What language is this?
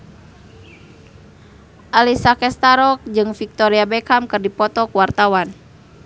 Sundanese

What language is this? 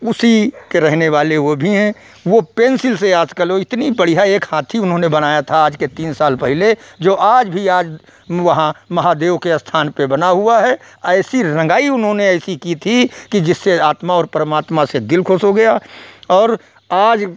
Hindi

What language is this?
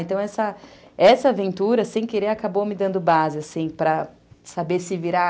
Portuguese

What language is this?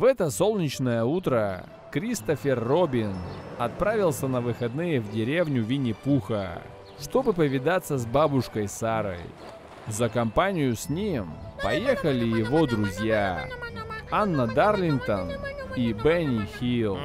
Russian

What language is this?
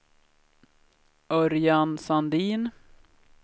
Swedish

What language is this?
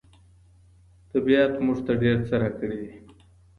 Pashto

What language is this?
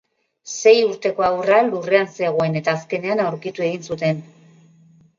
Basque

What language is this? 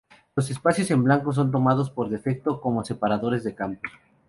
Spanish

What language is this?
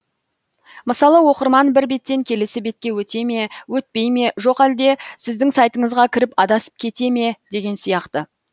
Kazakh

